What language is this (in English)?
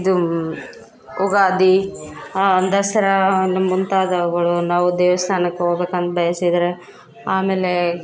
Kannada